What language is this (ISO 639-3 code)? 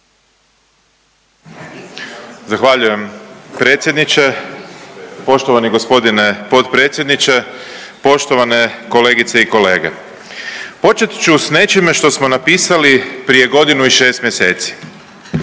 hrv